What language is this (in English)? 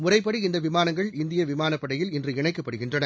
Tamil